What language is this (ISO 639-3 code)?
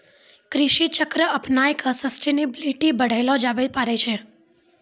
mai